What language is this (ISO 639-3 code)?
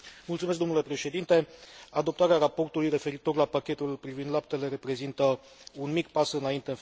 ron